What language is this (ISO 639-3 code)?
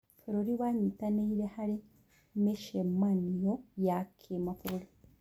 kik